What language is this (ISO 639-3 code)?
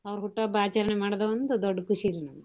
kan